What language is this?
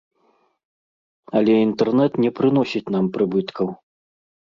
Belarusian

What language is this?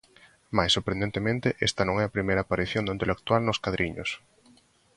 Galician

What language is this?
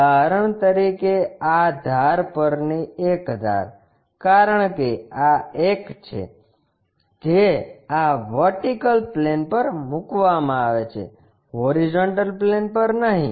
Gujarati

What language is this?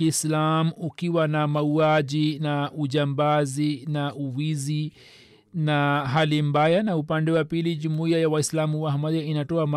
Swahili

